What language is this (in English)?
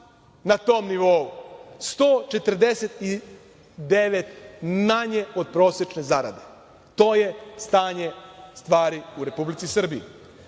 Serbian